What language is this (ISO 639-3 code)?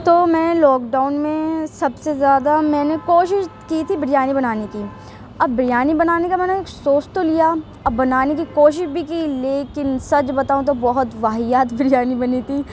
urd